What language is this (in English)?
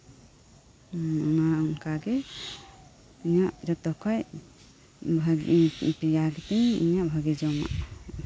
Santali